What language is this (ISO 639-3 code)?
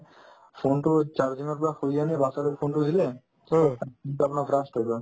asm